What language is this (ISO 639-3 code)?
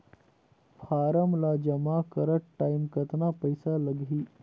hne